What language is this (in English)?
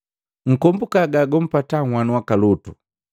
Matengo